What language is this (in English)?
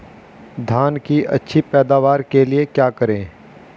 Hindi